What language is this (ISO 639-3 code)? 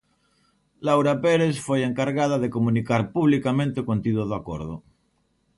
glg